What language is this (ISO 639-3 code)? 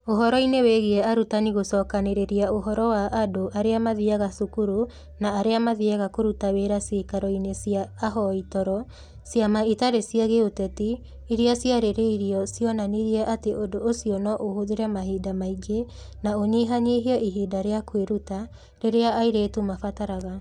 kik